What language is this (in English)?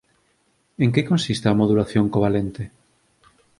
Galician